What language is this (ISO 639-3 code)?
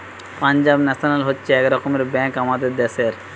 ben